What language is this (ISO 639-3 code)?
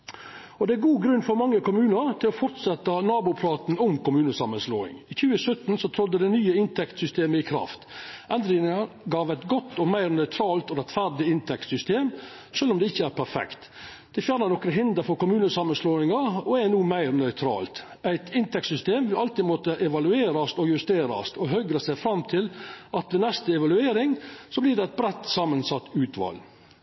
nno